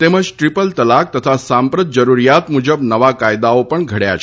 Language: Gujarati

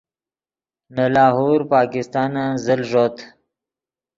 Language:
Yidgha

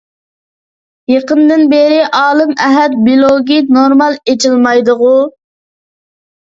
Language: Uyghur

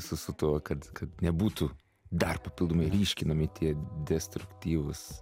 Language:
Lithuanian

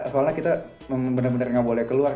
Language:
Indonesian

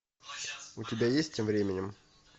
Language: Russian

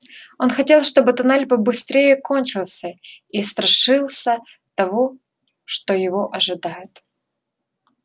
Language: Russian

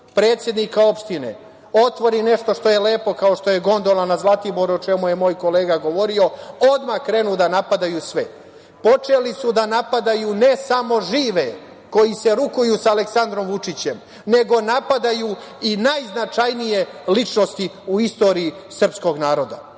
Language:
Serbian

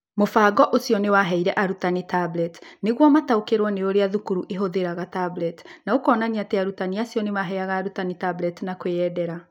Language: Kikuyu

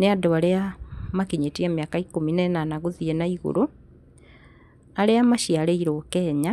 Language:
Kikuyu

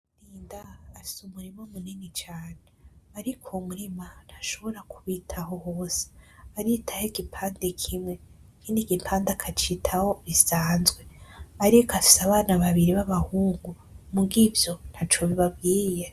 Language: Rundi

